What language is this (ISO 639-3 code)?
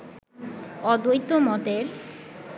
ben